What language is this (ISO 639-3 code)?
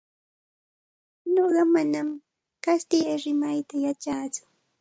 qxt